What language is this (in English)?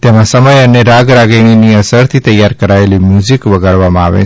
Gujarati